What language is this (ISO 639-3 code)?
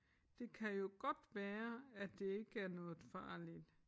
dan